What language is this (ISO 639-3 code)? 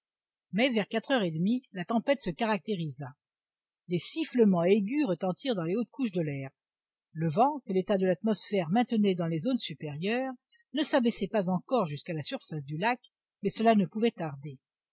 fra